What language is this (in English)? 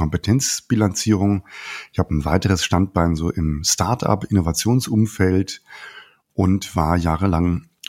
German